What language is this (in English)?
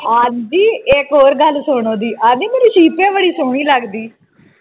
Punjabi